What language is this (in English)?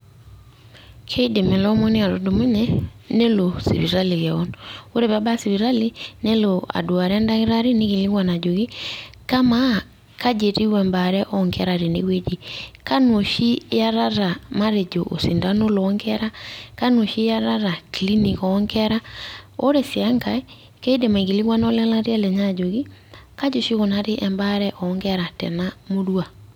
Masai